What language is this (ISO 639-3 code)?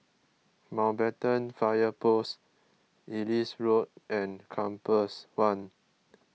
eng